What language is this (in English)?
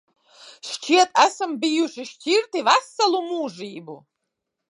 Latvian